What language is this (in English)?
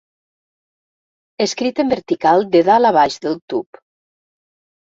Catalan